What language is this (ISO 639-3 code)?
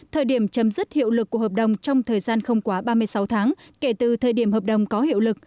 vie